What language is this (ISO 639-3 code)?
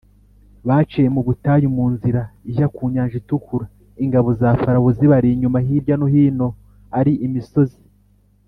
kin